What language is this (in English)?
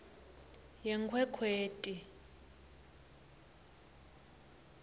Swati